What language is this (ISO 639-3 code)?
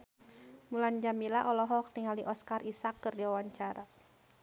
sun